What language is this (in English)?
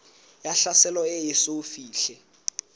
Southern Sotho